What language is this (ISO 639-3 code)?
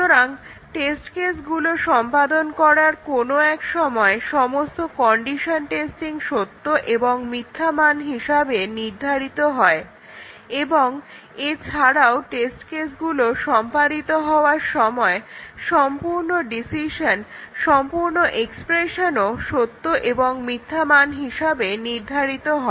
ben